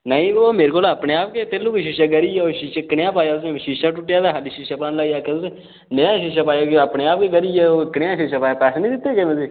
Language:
Dogri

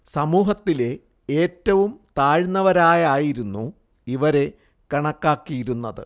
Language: Malayalam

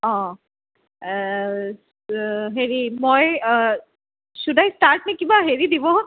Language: Assamese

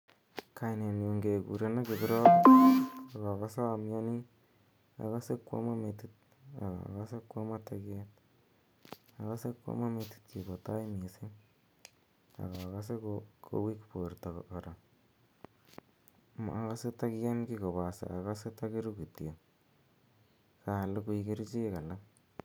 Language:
Kalenjin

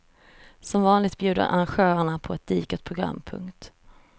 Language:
Swedish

